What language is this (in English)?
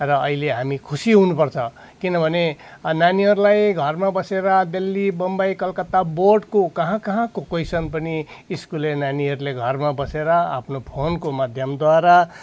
Nepali